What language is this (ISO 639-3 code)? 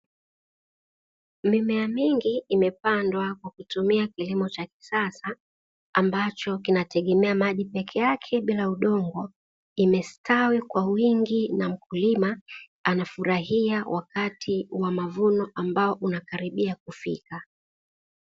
swa